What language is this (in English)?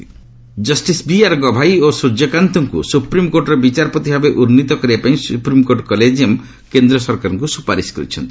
Odia